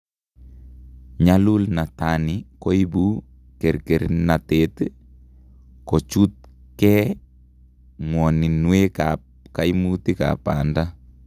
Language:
Kalenjin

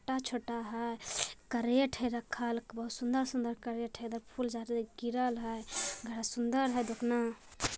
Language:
Magahi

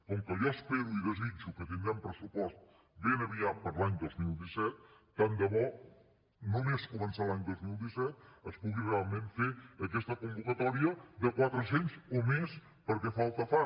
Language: Catalan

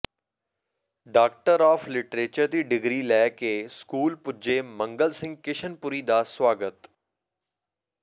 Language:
Punjabi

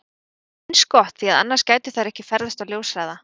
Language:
Icelandic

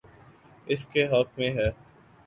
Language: Urdu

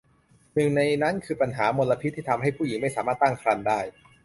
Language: Thai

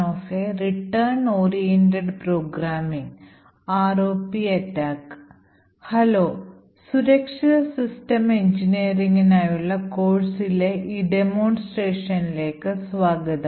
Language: Malayalam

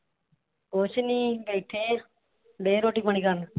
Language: Punjabi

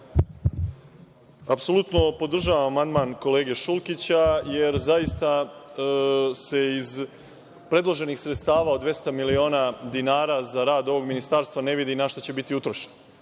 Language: Serbian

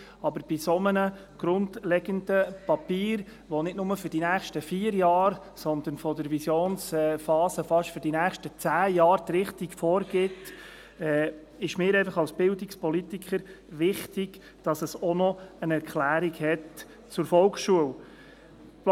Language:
Swiss German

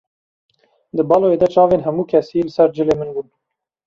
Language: Kurdish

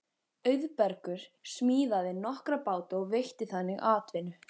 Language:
Icelandic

